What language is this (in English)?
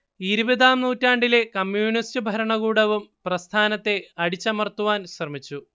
Malayalam